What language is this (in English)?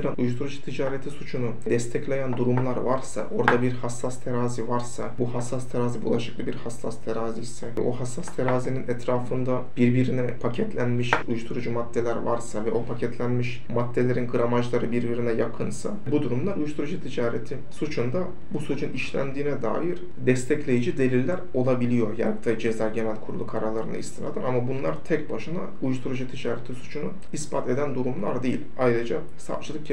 Turkish